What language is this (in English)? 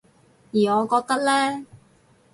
Cantonese